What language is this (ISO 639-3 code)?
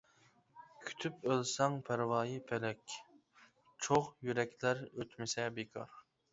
uig